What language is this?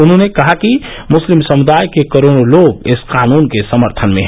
Hindi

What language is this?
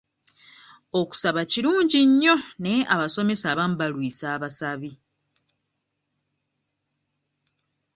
Ganda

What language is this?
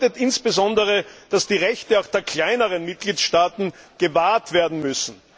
German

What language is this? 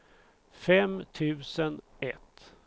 Swedish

